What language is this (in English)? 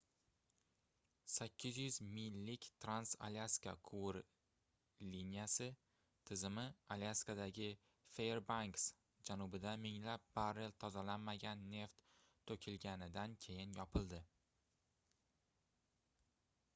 Uzbek